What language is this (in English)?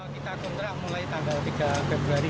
Indonesian